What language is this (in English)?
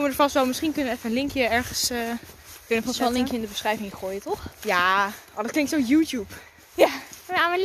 Dutch